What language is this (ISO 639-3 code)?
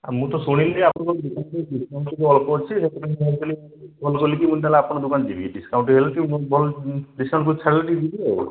ori